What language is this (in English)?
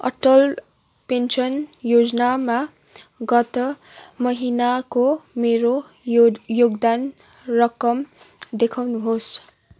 Nepali